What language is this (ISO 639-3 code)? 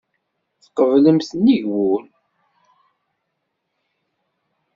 kab